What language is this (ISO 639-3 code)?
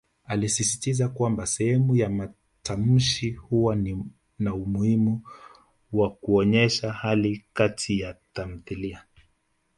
swa